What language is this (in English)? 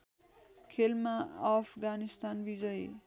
Nepali